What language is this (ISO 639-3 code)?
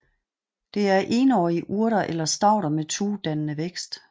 dan